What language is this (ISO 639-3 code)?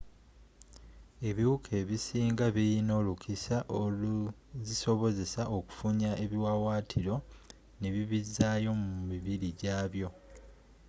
lug